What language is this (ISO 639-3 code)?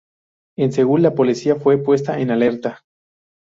spa